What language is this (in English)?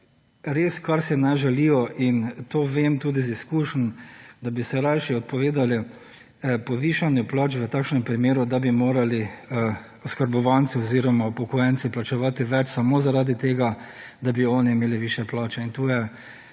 Slovenian